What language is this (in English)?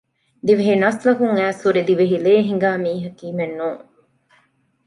Divehi